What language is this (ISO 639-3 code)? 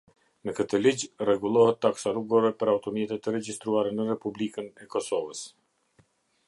sqi